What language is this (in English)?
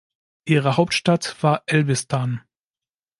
German